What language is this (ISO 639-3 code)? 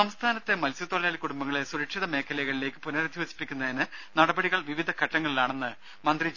mal